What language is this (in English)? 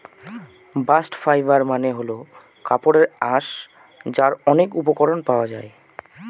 Bangla